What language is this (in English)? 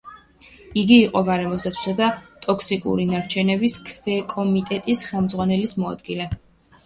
Georgian